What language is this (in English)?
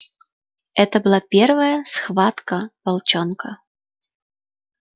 Russian